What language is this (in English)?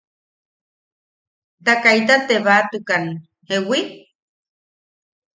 Yaqui